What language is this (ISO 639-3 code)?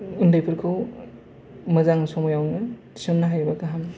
brx